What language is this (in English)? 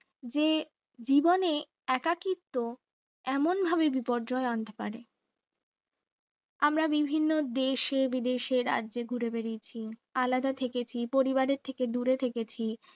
Bangla